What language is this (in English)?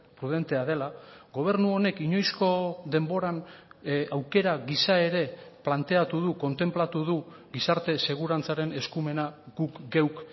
Basque